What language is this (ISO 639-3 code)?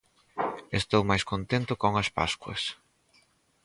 glg